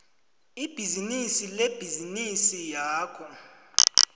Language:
South Ndebele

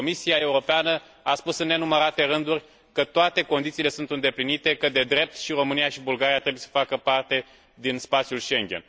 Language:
Romanian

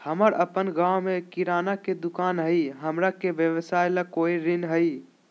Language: Magahi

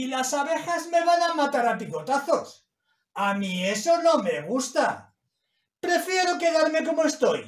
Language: Spanish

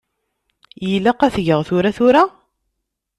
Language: Kabyle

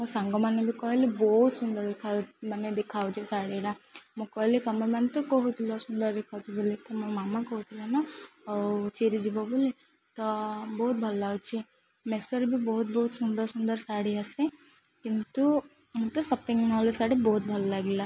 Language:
Odia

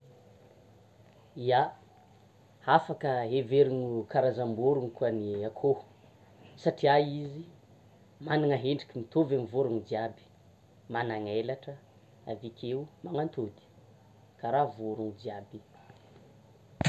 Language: Tsimihety Malagasy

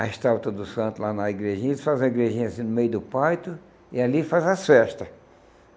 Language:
Portuguese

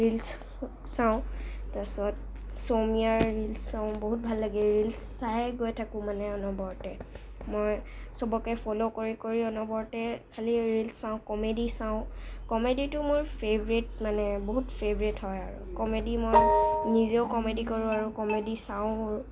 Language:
Assamese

